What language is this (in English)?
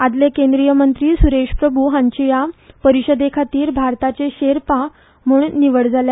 Konkani